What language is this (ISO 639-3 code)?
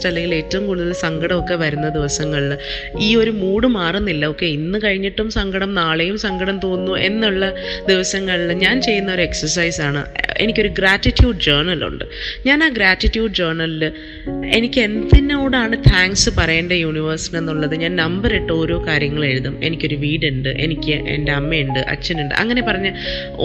mal